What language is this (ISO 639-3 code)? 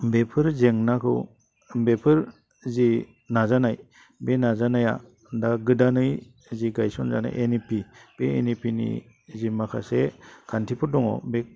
brx